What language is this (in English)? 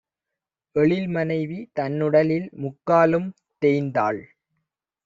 Tamil